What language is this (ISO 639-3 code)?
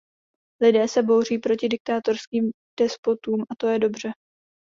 ces